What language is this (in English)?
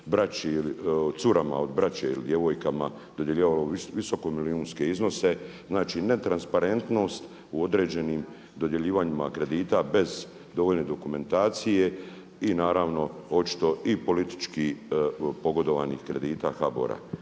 Croatian